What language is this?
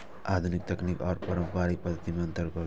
Maithili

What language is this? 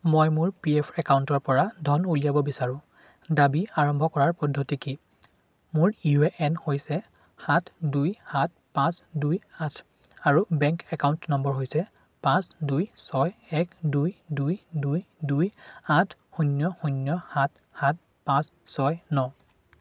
Assamese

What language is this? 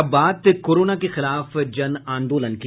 Hindi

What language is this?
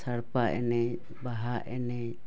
Santali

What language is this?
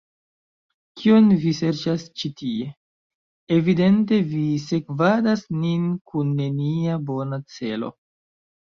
Esperanto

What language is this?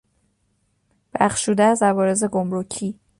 Persian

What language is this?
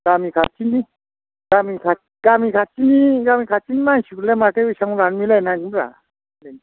Bodo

